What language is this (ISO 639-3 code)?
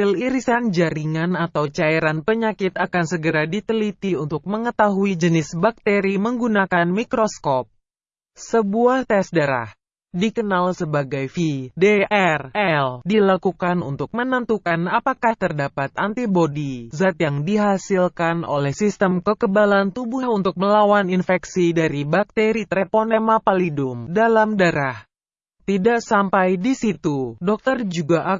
ind